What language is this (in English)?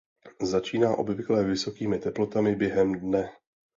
Czech